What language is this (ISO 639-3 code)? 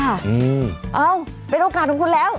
tha